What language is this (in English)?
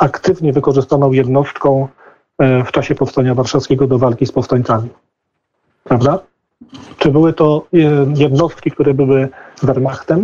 Polish